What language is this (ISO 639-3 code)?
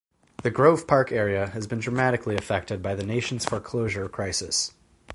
eng